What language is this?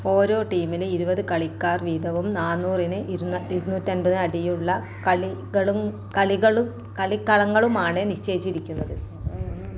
Malayalam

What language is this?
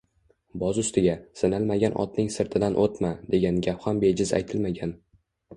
Uzbek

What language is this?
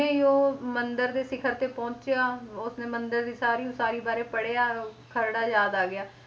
Punjabi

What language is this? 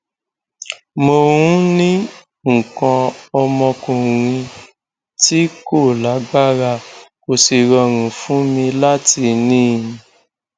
Yoruba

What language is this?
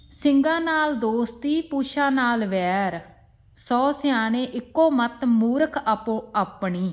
Punjabi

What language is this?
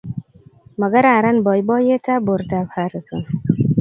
Kalenjin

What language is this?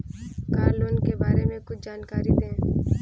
Hindi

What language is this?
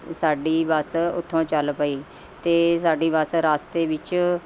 Punjabi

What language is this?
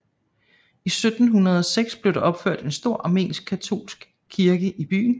Danish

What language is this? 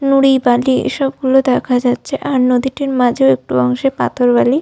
Bangla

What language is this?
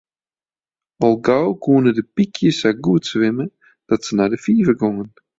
Western Frisian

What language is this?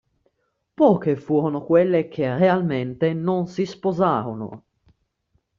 Italian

